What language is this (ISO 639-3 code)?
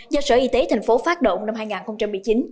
vie